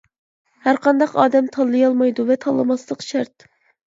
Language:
Uyghur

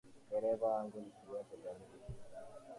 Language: Swahili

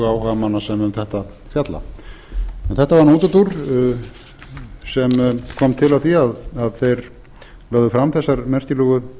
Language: Icelandic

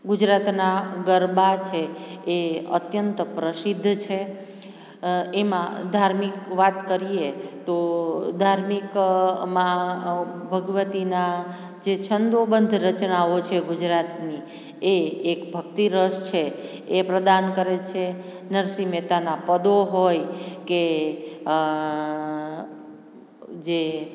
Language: Gujarati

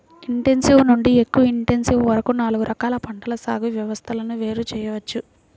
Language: Telugu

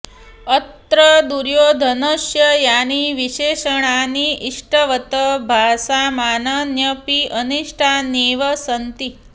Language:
Sanskrit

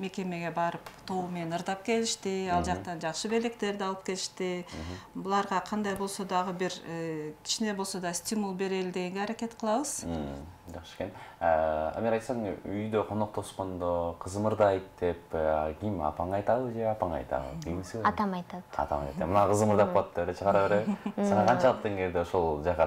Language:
Turkish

